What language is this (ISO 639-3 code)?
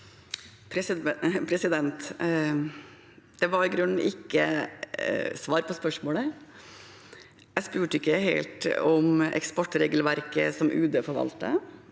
nor